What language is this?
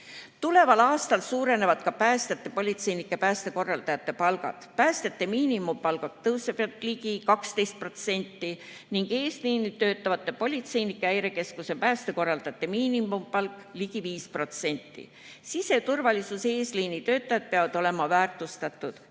Estonian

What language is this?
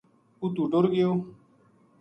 Gujari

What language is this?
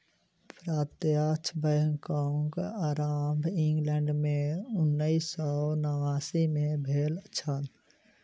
Maithili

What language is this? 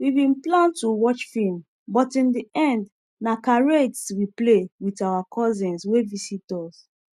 Nigerian Pidgin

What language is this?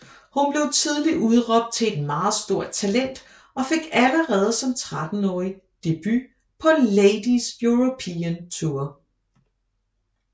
Danish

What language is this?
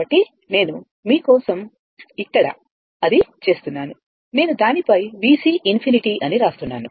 Telugu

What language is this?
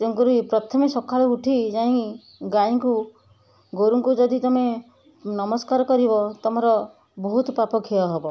Odia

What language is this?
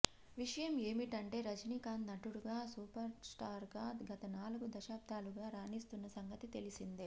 Telugu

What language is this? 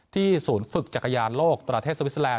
Thai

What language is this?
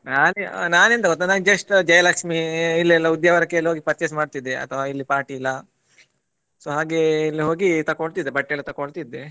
Kannada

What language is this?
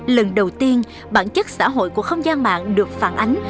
Vietnamese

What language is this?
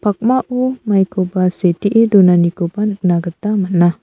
Garo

